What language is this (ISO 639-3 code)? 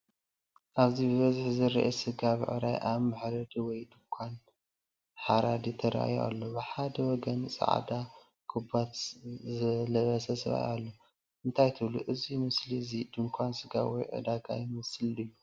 tir